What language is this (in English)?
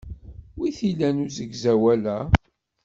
Kabyle